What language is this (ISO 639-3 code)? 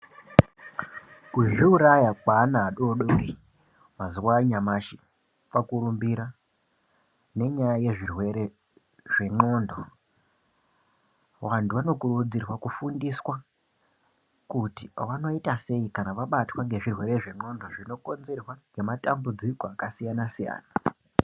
ndc